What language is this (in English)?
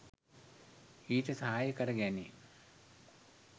Sinhala